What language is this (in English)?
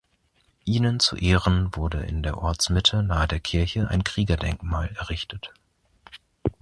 German